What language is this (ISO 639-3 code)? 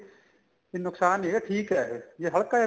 pan